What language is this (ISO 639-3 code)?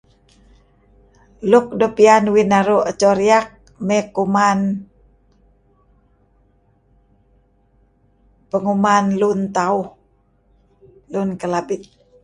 kzi